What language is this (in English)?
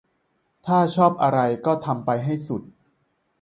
Thai